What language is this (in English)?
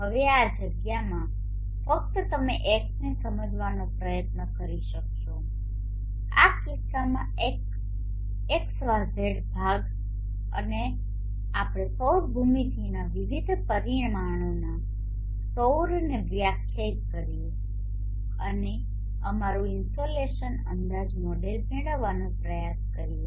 Gujarati